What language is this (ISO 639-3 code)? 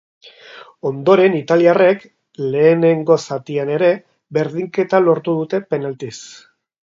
eus